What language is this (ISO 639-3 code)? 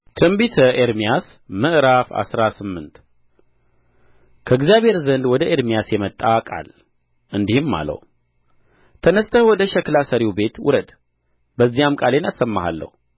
amh